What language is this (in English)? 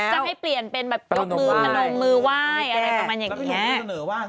Thai